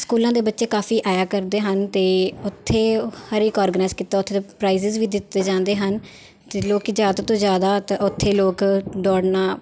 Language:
Punjabi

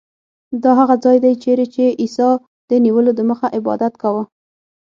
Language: Pashto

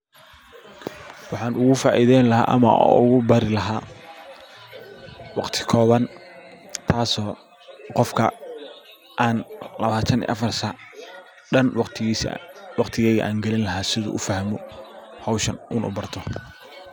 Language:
Somali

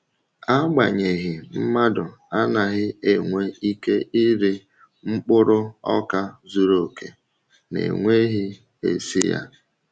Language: Igbo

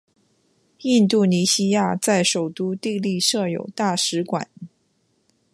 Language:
Chinese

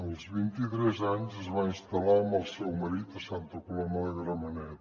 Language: Catalan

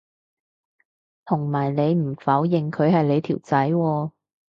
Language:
Cantonese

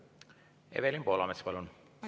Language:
Estonian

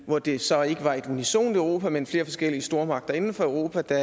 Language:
Danish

